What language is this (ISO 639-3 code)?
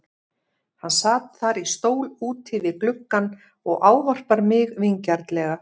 isl